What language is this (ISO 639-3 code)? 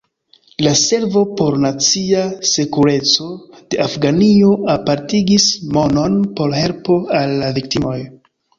epo